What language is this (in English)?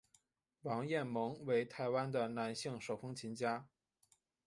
Chinese